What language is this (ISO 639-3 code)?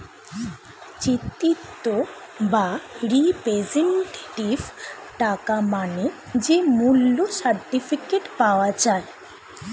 ben